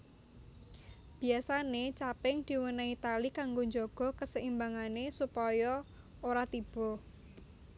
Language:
Javanese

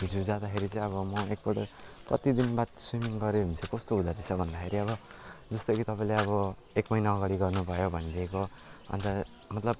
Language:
Nepali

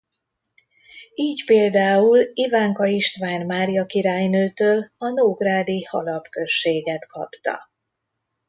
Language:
Hungarian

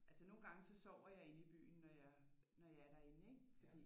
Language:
Danish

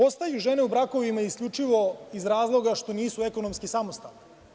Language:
Serbian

